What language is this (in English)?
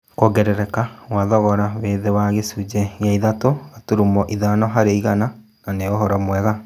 Kikuyu